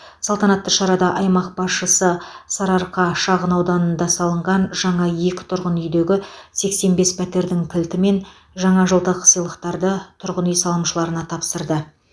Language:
Kazakh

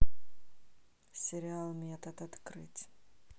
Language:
Russian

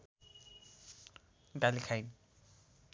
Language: Nepali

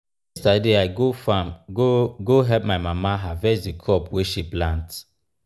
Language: Nigerian Pidgin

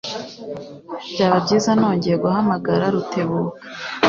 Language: Kinyarwanda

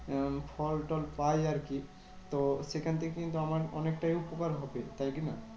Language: Bangla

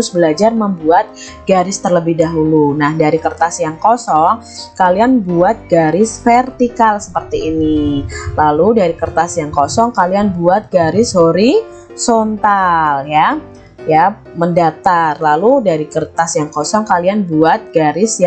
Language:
Indonesian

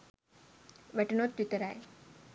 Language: Sinhala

